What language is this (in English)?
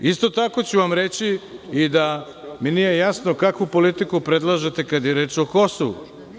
Serbian